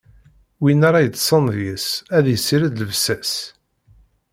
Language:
Kabyle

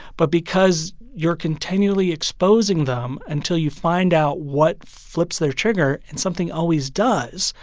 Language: English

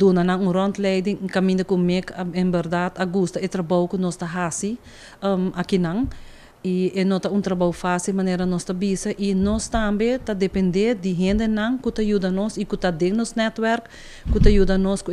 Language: Dutch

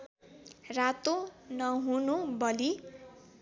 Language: Nepali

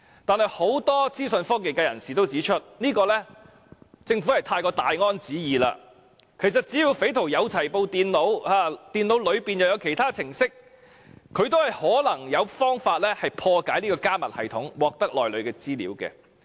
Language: Cantonese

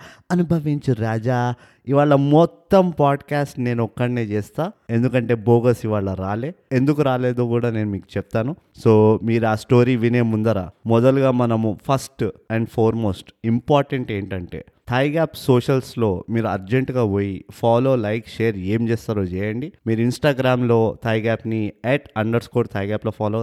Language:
Telugu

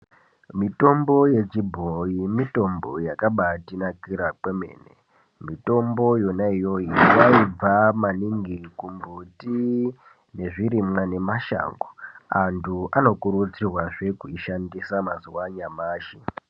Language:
Ndau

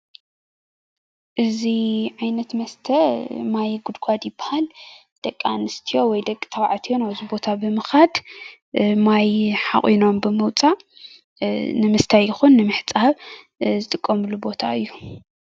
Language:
Tigrinya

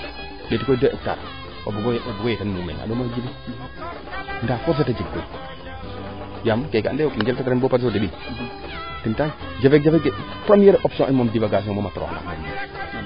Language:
Serer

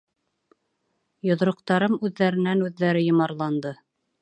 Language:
Bashkir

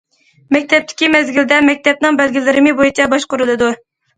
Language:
Uyghur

